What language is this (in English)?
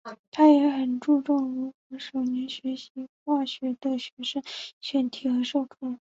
Chinese